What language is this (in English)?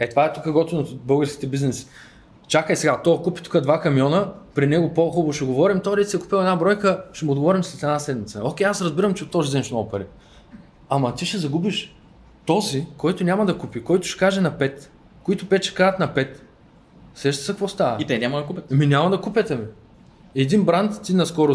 Bulgarian